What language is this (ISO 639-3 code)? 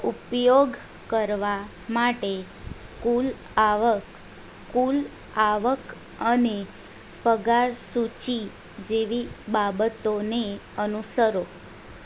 guj